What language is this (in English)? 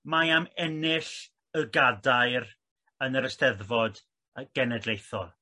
Welsh